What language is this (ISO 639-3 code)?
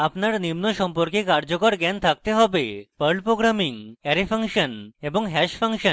ben